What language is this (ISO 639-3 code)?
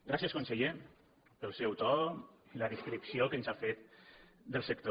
cat